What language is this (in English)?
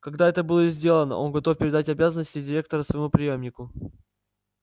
Russian